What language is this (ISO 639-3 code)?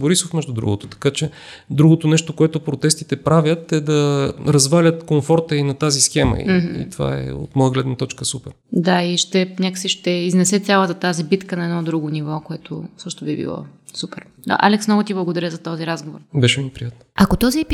bul